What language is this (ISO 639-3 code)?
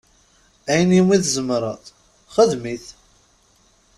kab